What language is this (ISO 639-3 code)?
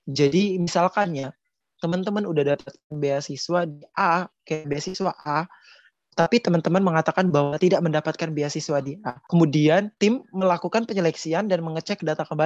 ind